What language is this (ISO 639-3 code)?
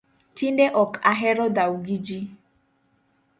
luo